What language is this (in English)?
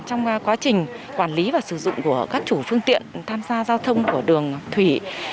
Vietnamese